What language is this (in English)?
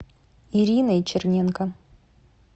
Russian